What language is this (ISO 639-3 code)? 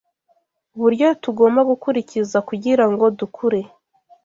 kin